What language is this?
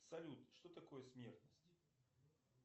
Russian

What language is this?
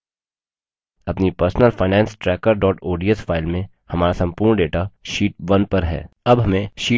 Hindi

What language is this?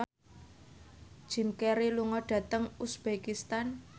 Javanese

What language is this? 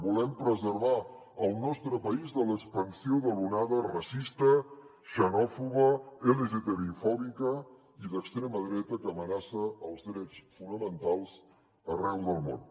Catalan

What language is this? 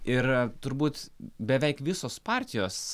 Lithuanian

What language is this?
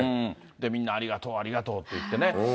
Japanese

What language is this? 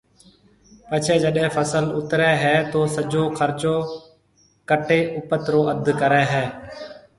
Marwari (Pakistan)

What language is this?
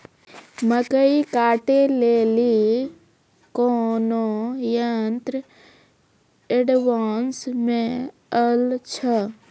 Maithili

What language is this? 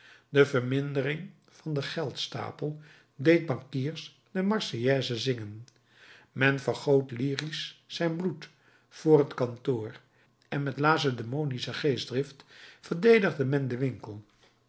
Dutch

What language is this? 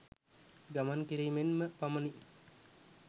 Sinhala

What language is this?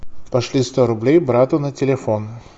Russian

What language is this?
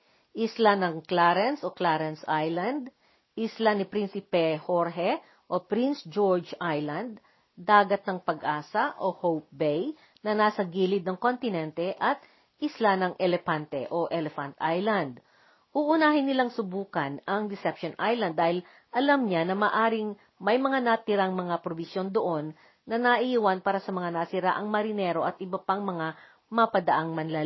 Filipino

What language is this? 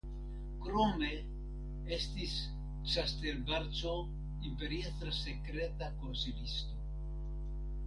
Esperanto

